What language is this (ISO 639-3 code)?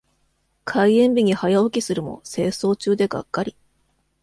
jpn